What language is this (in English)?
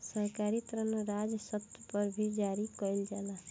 Bhojpuri